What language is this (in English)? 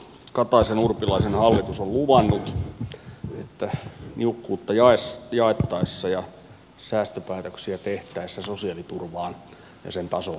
Finnish